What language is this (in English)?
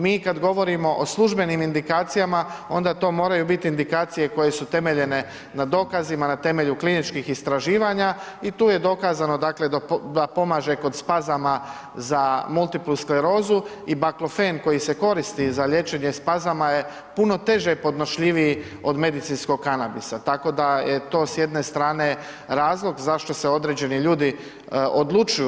Croatian